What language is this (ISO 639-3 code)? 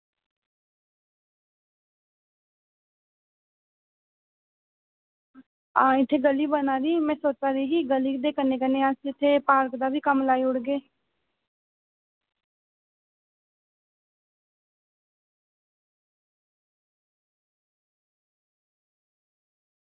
doi